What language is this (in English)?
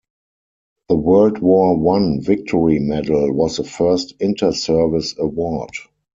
English